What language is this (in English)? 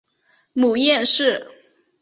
Chinese